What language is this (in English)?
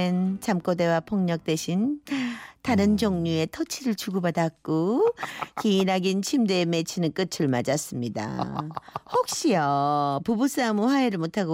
Korean